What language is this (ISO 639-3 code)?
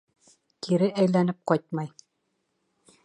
bak